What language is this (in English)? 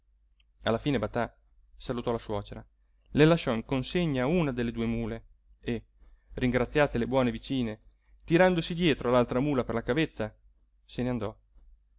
Italian